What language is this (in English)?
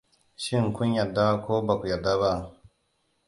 Hausa